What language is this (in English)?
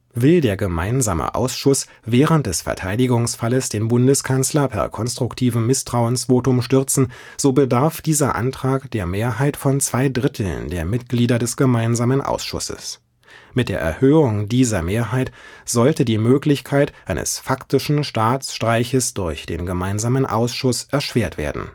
German